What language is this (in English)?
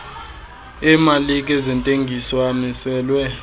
Xhosa